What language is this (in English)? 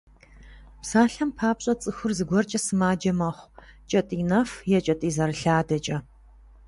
Kabardian